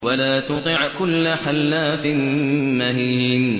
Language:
Arabic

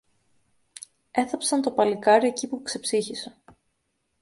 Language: Greek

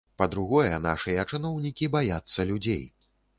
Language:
Belarusian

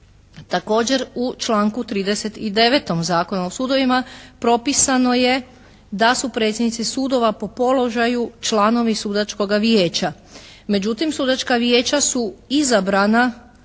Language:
Croatian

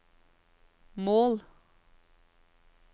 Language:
Norwegian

